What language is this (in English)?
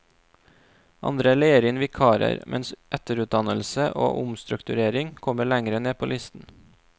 Norwegian